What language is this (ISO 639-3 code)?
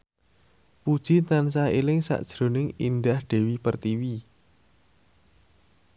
jav